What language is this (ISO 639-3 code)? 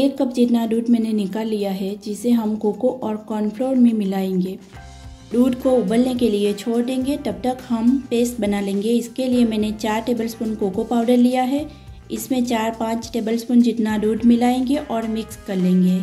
hin